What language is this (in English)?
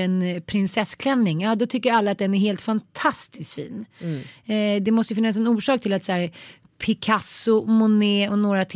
Swedish